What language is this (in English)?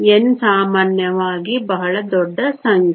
Kannada